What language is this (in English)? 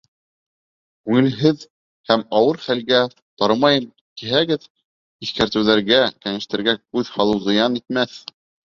Bashkir